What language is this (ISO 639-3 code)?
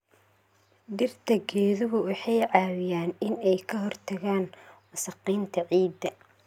som